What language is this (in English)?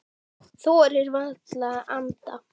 Icelandic